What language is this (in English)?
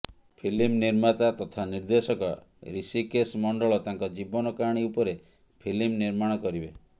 Odia